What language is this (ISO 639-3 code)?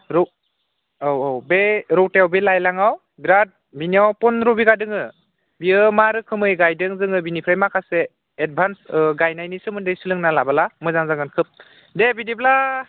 brx